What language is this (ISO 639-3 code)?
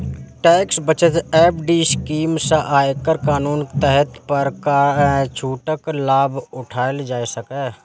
mai